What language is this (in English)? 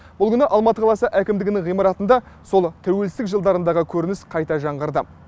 Kazakh